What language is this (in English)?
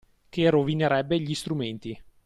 Italian